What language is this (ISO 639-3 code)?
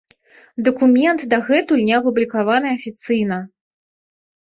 bel